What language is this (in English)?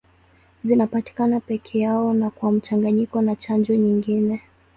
Swahili